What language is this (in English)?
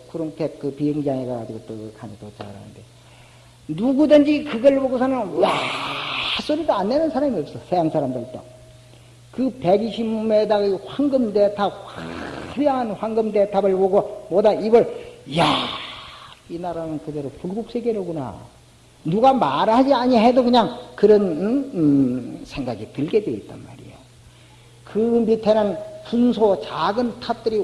Korean